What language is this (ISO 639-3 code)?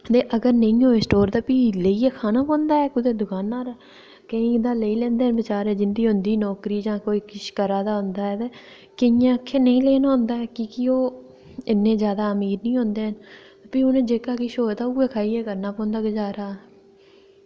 doi